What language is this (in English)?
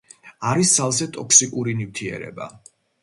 Georgian